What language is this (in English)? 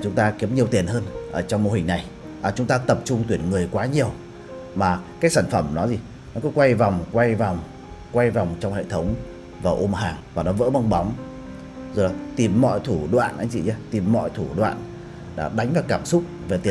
Vietnamese